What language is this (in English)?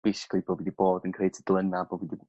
Welsh